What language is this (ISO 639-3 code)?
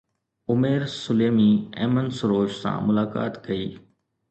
snd